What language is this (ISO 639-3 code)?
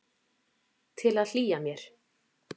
isl